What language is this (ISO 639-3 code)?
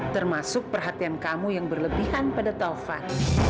ind